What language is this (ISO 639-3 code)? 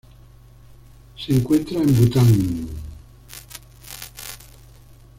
spa